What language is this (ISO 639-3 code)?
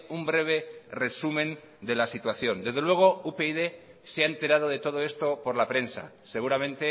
spa